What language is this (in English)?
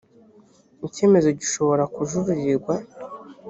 Kinyarwanda